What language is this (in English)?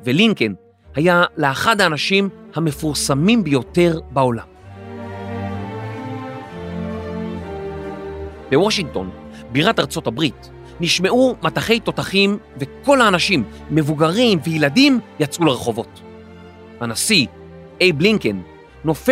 Hebrew